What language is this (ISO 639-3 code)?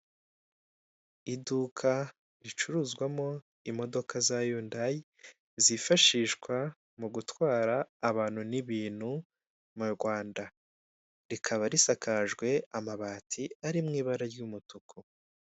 kin